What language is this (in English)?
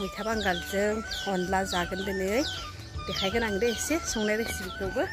Thai